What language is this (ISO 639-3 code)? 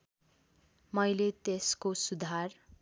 nep